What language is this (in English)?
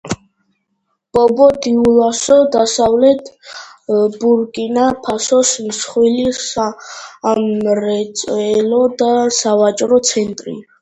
Georgian